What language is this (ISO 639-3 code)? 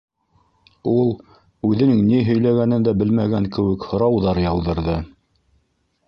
bak